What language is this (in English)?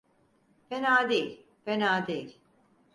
Turkish